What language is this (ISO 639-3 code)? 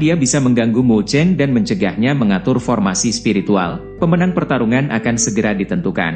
ind